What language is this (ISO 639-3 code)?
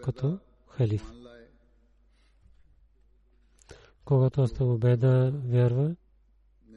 bul